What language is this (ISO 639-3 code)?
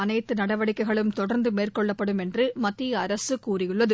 tam